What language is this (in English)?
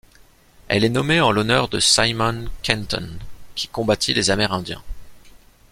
French